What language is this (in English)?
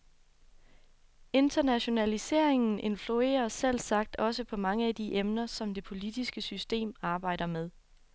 Danish